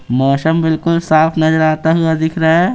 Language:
Hindi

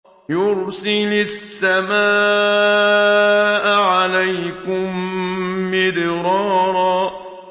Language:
Arabic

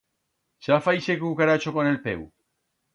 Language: Aragonese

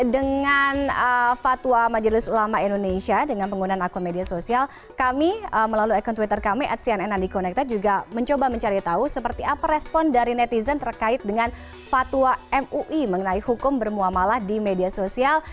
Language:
Indonesian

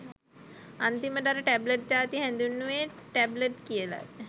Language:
Sinhala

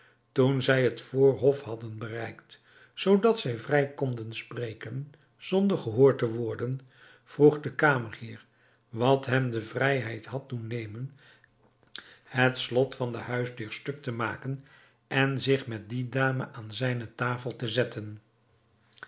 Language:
Dutch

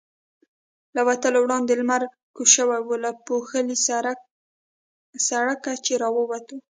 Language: Pashto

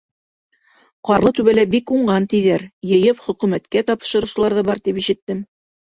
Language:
Bashkir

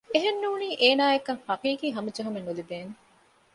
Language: Divehi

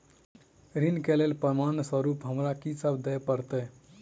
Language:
Maithili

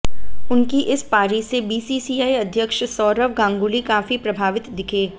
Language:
Hindi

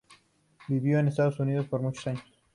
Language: Spanish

